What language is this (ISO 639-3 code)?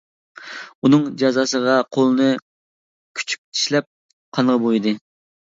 uig